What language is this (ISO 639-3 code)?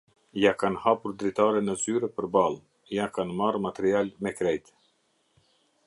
sqi